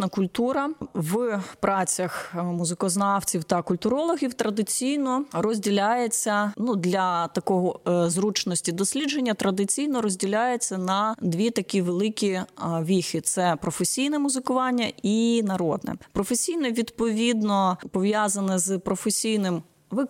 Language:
Ukrainian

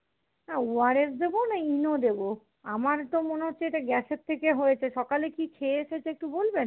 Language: Bangla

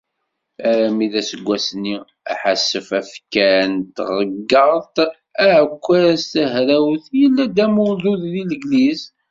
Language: Kabyle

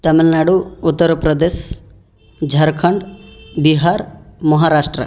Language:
Odia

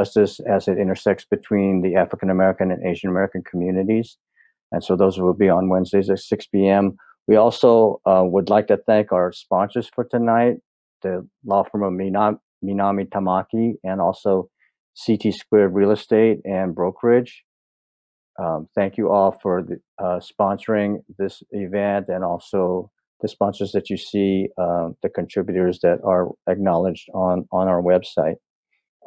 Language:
English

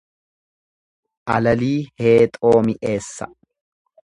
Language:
Oromo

